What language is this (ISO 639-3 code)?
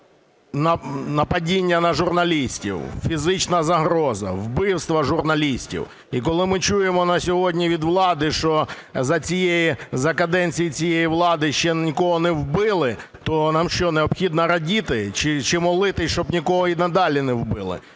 ukr